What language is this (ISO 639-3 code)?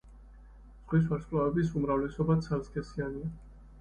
kat